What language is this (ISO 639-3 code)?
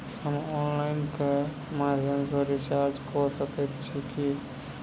mai